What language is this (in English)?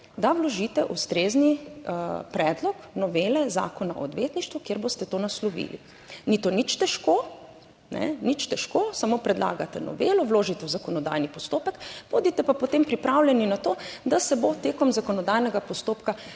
Slovenian